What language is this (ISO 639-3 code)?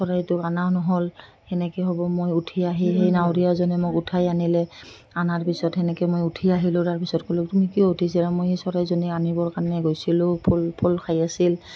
asm